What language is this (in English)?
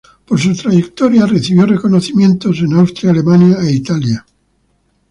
Spanish